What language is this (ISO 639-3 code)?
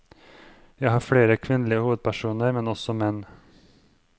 nor